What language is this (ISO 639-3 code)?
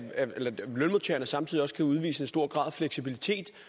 dan